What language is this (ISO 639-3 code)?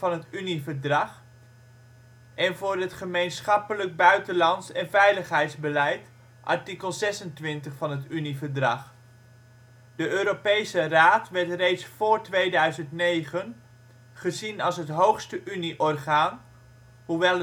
nld